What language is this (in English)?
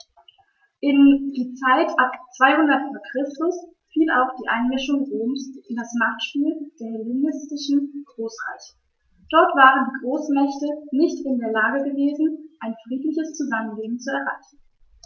German